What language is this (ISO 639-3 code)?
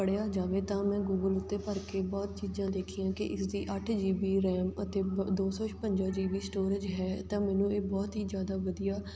pan